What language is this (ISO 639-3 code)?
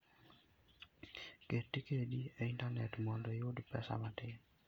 luo